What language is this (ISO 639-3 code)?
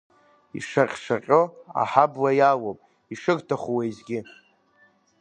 abk